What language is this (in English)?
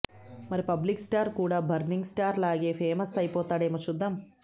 Telugu